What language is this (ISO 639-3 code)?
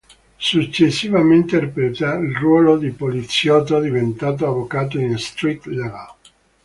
ita